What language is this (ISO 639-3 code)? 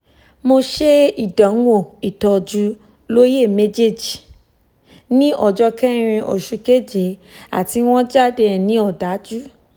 yor